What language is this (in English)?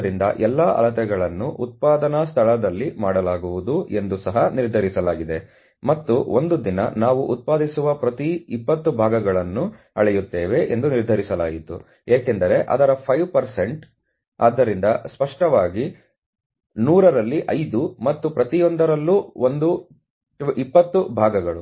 Kannada